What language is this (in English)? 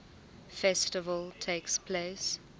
English